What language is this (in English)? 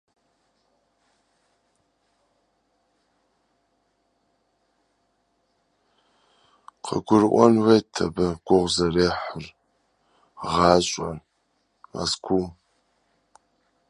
Russian